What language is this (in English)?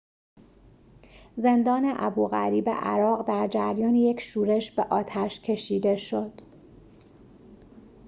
Persian